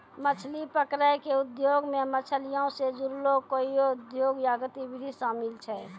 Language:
Maithili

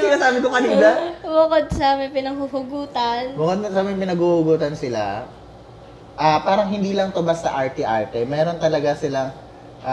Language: Filipino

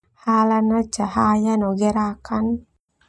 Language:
Termanu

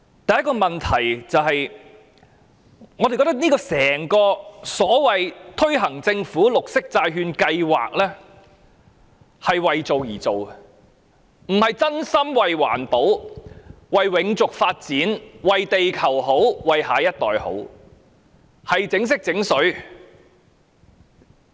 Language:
Cantonese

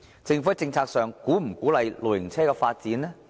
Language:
Cantonese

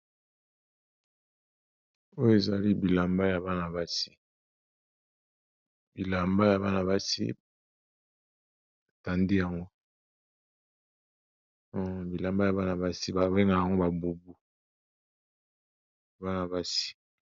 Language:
Lingala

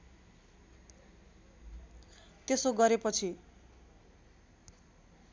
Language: Nepali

